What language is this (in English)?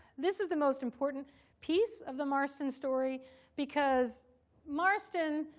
English